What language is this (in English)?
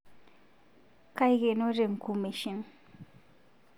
Masai